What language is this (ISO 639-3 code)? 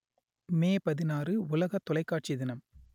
tam